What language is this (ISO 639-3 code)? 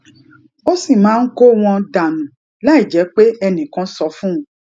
yor